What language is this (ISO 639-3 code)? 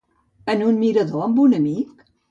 cat